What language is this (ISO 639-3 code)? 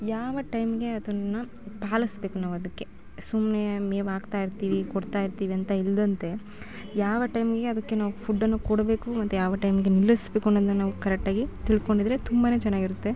kan